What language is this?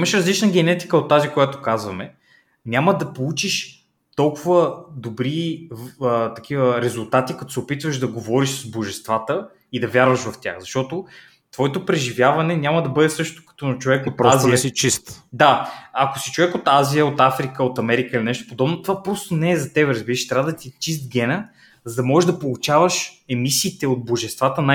Bulgarian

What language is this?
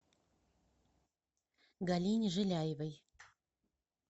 Russian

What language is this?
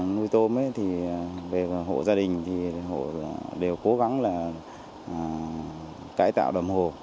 Vietnamese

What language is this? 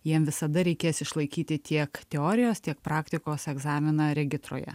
Lithuanian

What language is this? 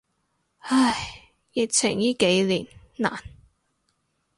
Cantonese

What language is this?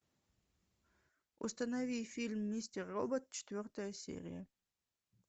Russian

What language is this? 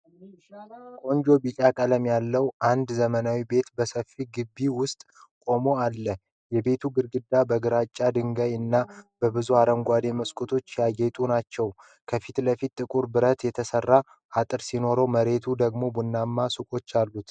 Amharic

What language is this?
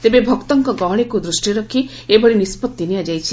Odia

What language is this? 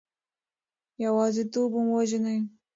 Pashto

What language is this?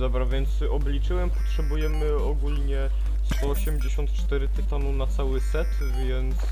Polish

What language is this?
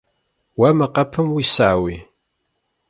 Kabardian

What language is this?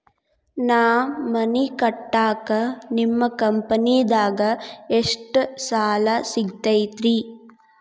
Kannada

